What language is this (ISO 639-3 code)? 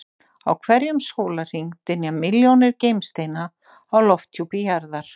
isl